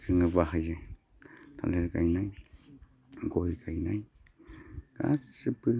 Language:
Bodo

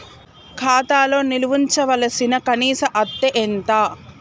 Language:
Telugu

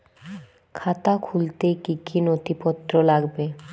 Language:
Bangla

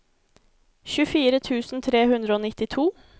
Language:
Norwegian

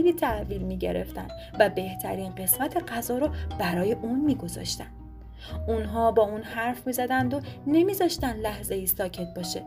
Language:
Persian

